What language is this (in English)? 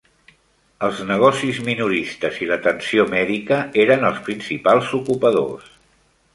Catalan